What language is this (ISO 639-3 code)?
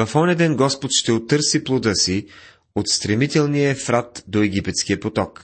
bul